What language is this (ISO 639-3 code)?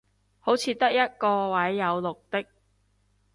yue